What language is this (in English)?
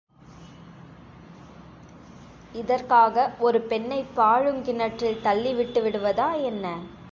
Tamil